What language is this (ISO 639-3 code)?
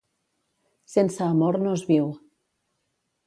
cat